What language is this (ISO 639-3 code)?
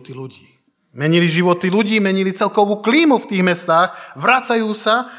slk